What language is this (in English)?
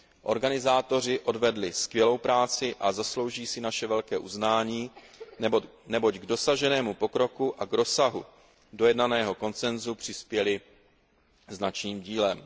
Czech